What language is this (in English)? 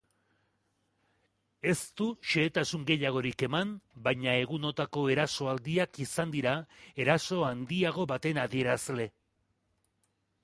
Basque